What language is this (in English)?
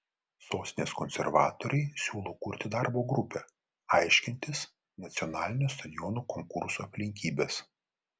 Lithuanian